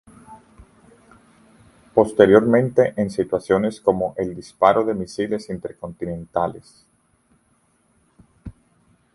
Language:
Spanish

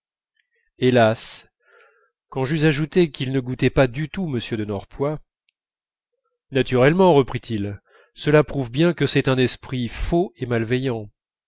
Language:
French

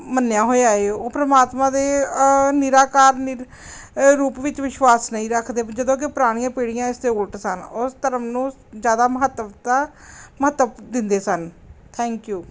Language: Punjabi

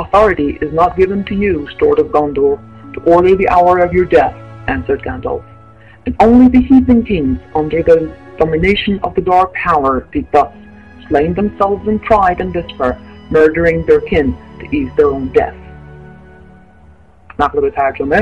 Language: Persian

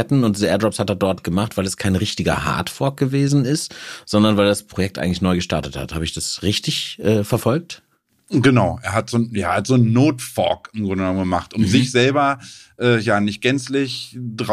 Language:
German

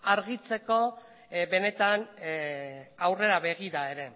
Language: Basque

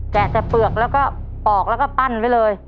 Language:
Thai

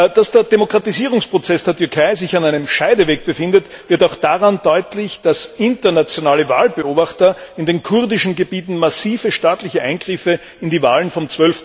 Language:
German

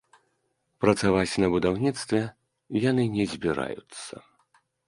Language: Belarusian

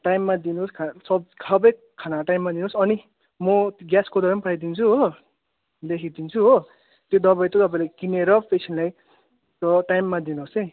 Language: Nepali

